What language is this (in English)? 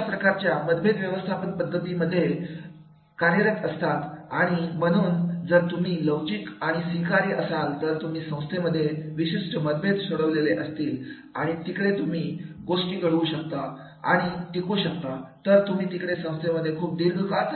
Marathi